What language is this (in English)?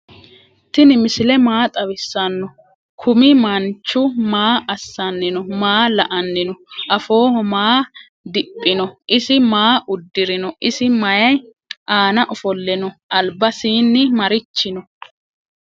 Sidamo